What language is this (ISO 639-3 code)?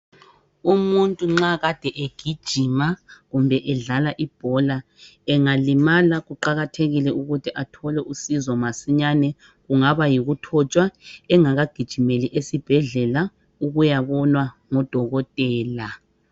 nde